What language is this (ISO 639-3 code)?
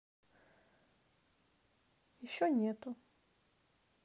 rus